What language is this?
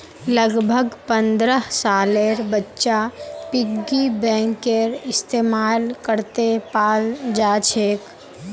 Magahi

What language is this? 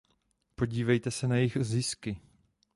Czech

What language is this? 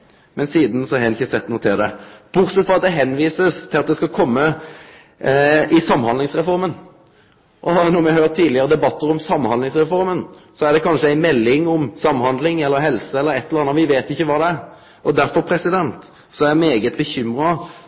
Norwegian Nynorsk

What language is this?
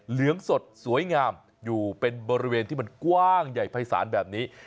Thai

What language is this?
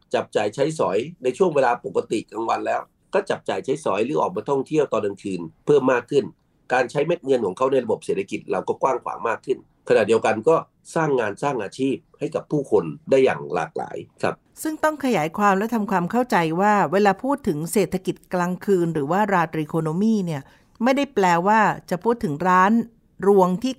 Thai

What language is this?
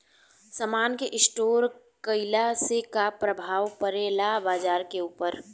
Bhojpuri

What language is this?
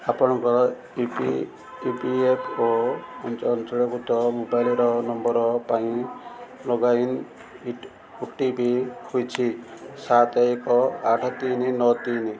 Odia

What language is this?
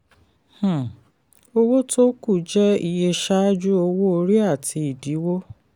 Yoruba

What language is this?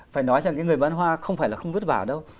Vietnamese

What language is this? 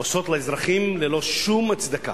Hebrew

